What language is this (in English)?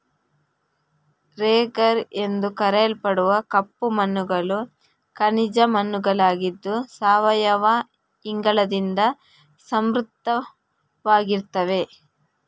Kannada